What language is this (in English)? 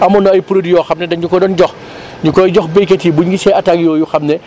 Wolof